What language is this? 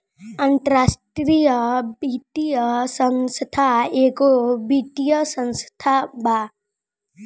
Bhojpuri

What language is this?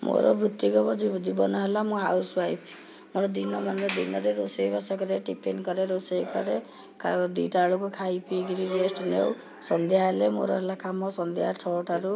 Odia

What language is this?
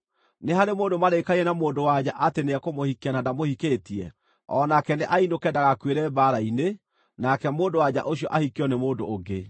Kikuyu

